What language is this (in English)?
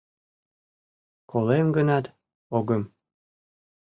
Mari